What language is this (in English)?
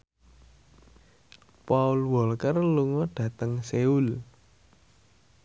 Javanese